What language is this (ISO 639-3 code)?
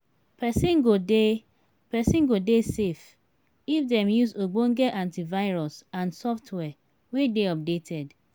pcm